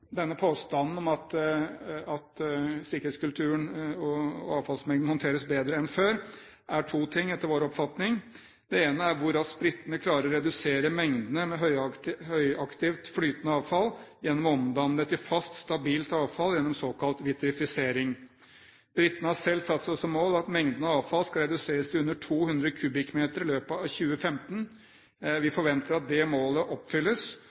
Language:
Norwegian Bokmål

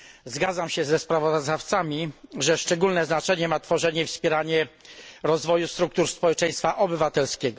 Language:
Polish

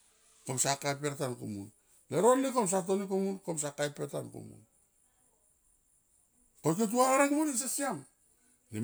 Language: Tomoip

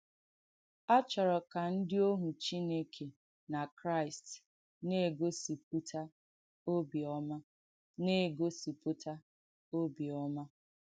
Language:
Igbo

